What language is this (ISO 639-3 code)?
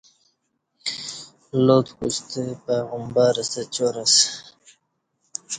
bsh